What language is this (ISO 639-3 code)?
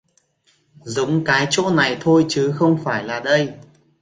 vie